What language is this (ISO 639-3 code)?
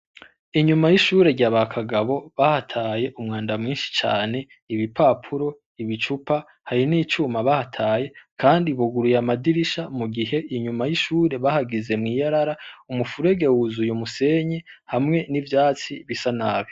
run